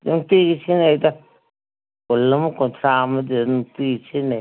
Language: Manipuri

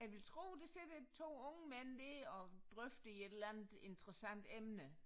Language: Danish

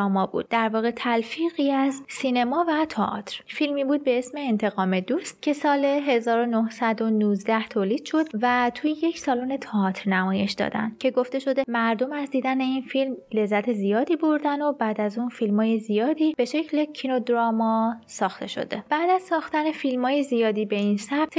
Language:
Persian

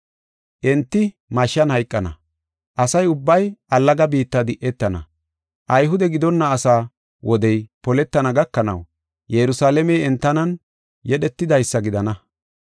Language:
Gofa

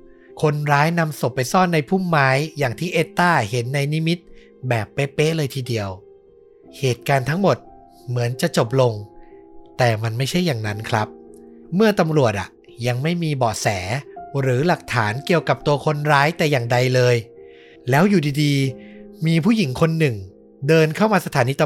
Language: Thai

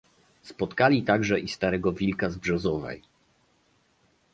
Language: Polish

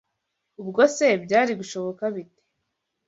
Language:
Kinyarwanda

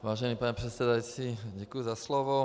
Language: Czech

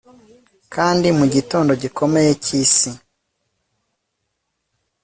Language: Kinyarwanda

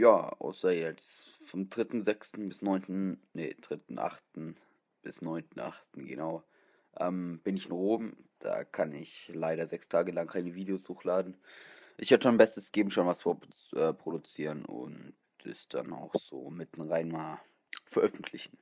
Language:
German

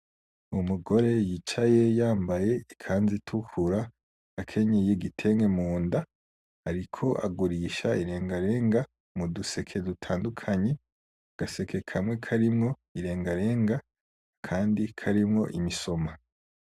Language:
Rundi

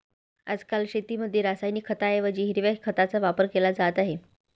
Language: Marathi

